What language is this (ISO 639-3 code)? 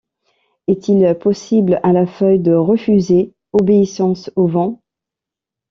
fra